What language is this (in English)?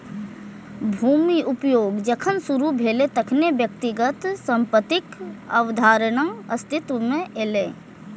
Maithili